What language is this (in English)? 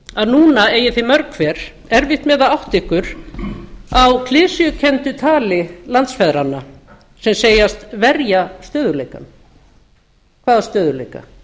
Icelandic